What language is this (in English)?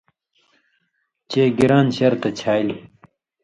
Indus Kohistani